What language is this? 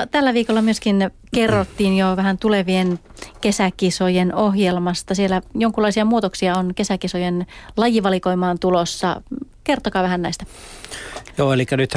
Finnish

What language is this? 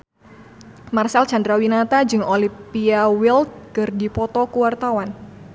Sundanese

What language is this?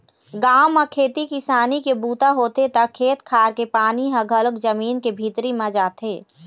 Chhattisgarhi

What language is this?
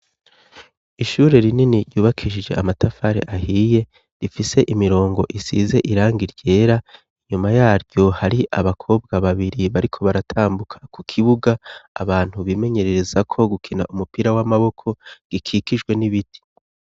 Rundi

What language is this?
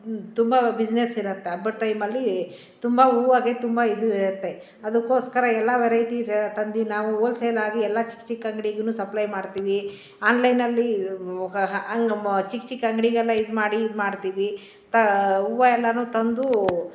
Kannada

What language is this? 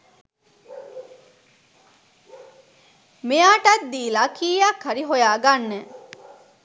Sinhala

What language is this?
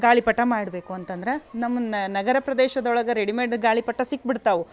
Kannada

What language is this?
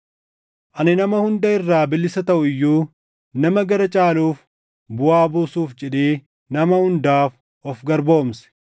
Oromo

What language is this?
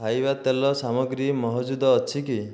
Odia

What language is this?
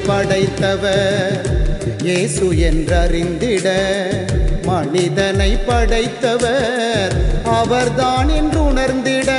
Tamil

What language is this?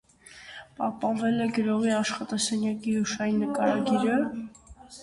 Armenian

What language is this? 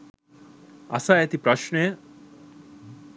Sinhala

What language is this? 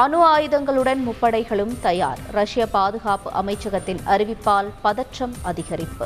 Tamil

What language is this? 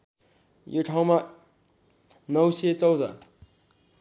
Nepali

